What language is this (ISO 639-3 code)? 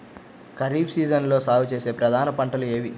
tel